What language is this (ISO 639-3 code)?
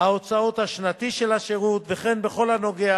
heb